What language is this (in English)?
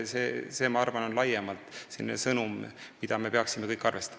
Estonian